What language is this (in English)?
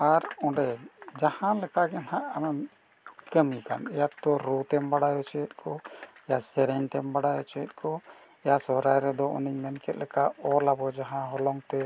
Santali